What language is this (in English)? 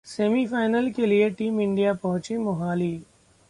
Hindi